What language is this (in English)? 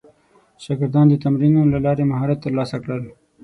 Pashto